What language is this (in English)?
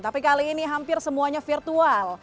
Indonesian